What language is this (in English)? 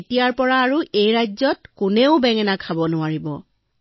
Assamese